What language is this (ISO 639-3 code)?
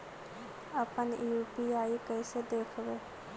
mag